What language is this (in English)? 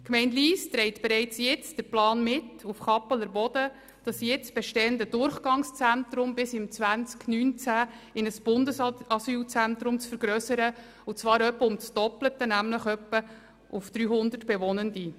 Swiss German